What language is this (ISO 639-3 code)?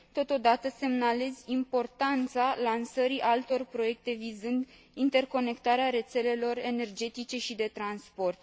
ron